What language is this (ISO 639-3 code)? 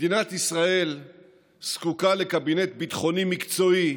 heb